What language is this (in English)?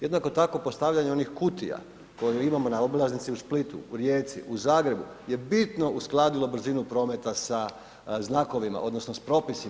Croatian